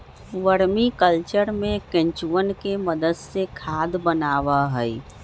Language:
Magahi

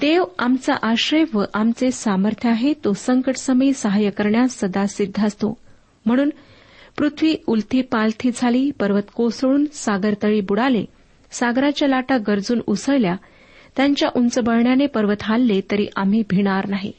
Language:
Marathi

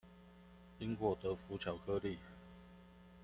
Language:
Chinese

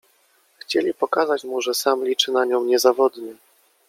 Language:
Polish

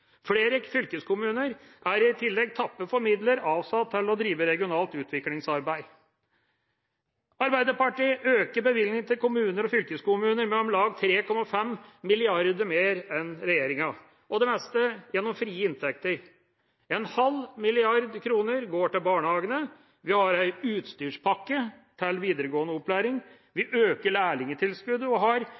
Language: Norwegian Bokmål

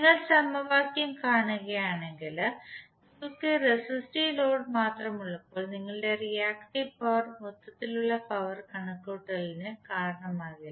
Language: Malayalam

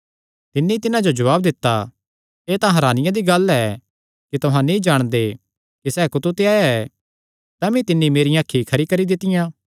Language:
Kangri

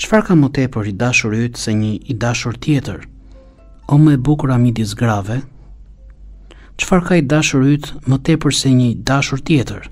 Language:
Romanian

